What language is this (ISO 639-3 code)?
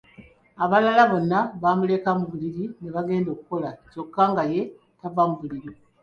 lug